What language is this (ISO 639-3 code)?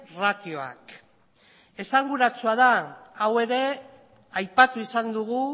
eus